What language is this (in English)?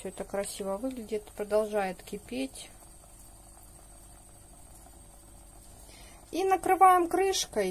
Russian